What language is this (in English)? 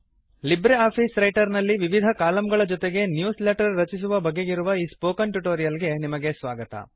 Kannada